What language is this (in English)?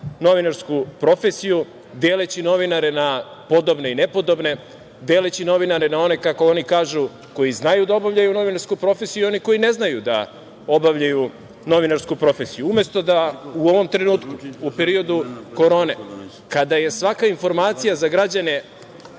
Serbian